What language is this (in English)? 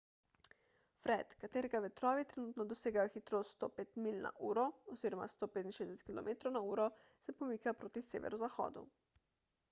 Slovenian